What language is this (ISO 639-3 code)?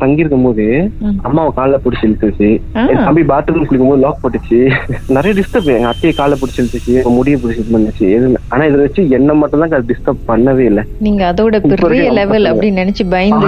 tam